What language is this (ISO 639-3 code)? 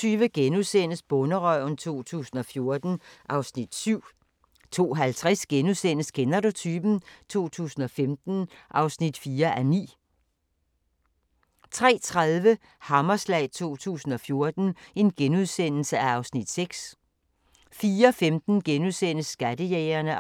dan